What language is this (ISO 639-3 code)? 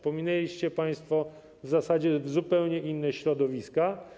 pol